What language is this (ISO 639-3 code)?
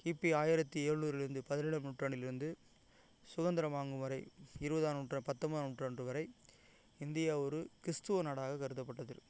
tam